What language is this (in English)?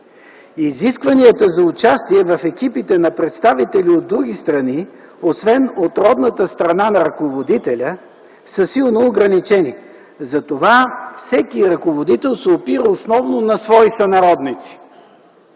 Bulgarian